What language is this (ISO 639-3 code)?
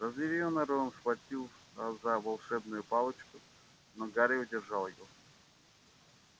rus